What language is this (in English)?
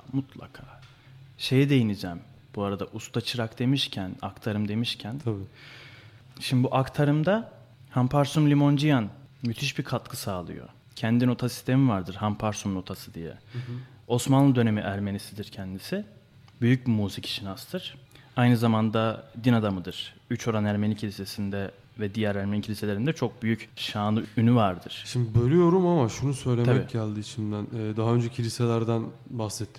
Turkish